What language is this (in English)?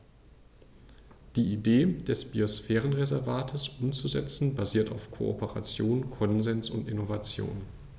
German